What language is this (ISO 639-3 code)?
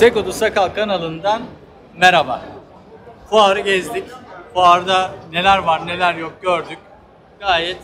tur